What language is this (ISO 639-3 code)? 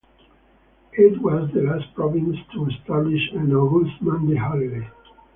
eng